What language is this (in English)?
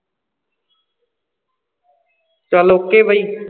Punjabi